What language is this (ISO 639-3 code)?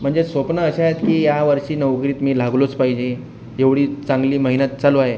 mar